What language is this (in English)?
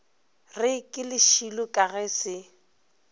Northern Sotho